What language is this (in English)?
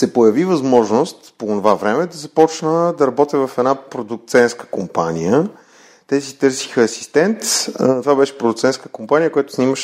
Bulgarian